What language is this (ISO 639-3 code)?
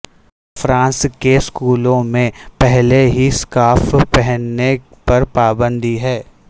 urd